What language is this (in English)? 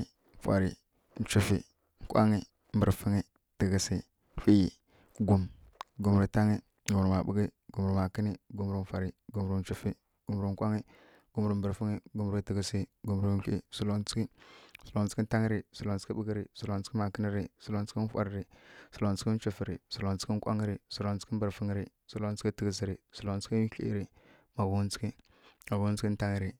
Kirya-Konzəl